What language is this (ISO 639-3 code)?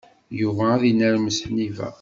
kab